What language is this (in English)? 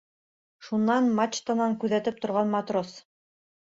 Bashkir